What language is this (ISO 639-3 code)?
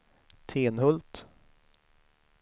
swe